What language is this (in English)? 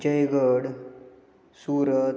Marathi